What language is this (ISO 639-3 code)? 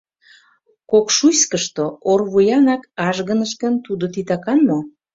chm